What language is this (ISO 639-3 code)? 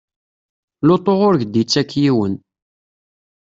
kab